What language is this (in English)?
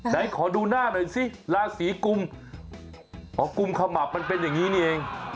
Thai